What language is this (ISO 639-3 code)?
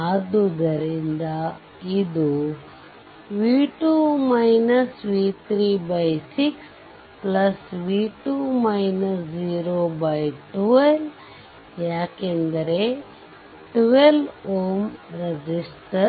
kan